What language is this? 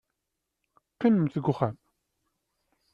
Kabyle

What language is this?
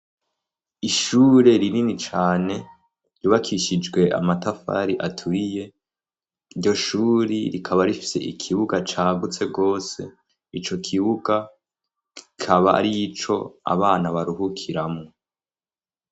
Rundi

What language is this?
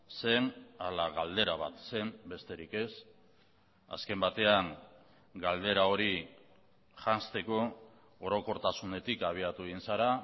Basque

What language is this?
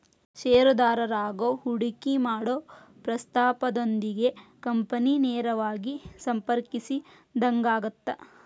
Kannada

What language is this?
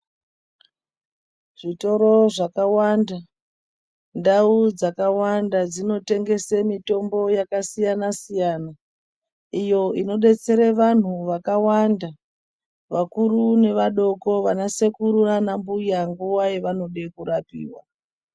Ndau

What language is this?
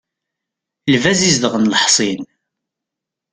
Kabyle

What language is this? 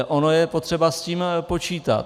Czech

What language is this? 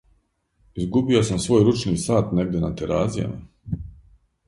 Serbian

